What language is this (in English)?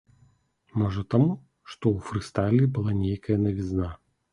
Belarusian